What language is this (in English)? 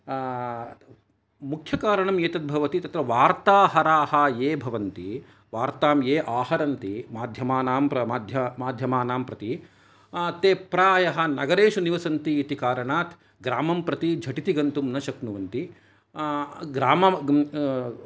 Sanskrit